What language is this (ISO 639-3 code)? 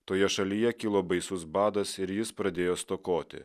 lit